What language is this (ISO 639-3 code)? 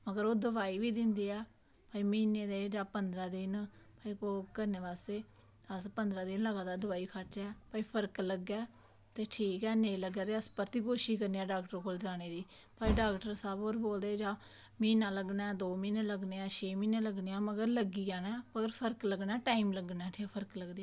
doi